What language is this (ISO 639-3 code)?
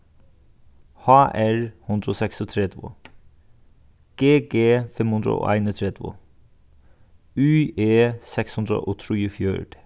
fao